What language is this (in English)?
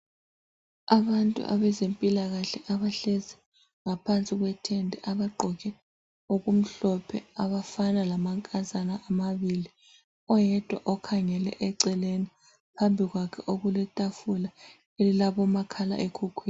North Ndebele